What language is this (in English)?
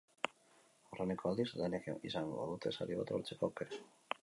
Basque